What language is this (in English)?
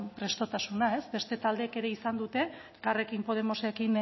Basque